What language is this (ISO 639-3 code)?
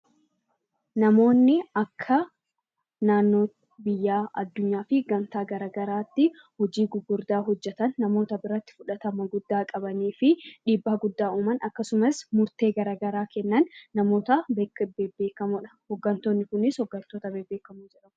orm